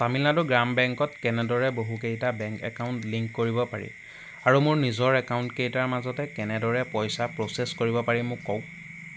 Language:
Assamese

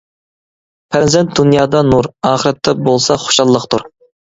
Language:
Uyghur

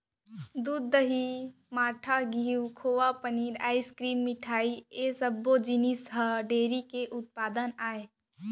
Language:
Chhattisgarhi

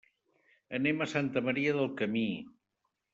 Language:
Catalan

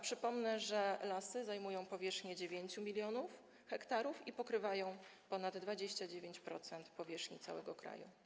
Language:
Polish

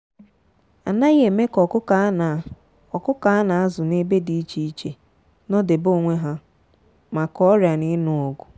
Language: Igbo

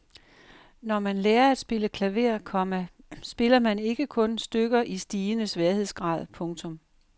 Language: Danish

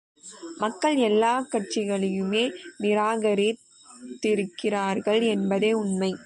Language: Tamil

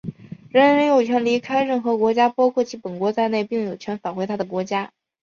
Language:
Chinese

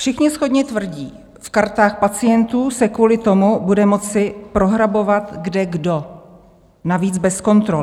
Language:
Czech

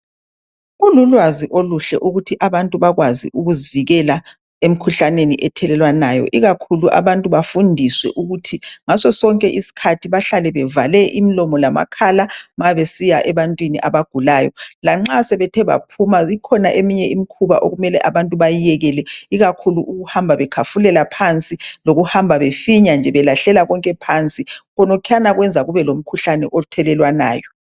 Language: North Ndebele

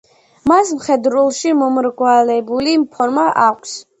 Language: Georgian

